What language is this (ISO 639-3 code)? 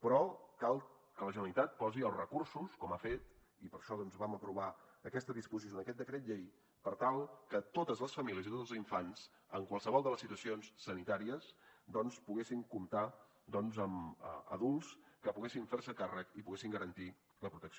cat